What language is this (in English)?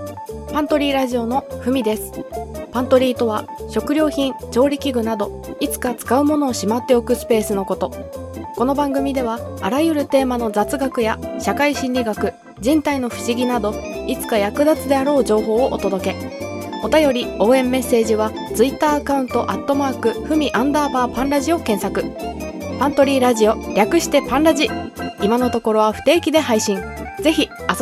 Japanese